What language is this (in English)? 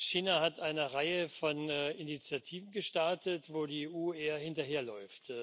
German